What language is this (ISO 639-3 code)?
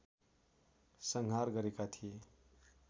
nep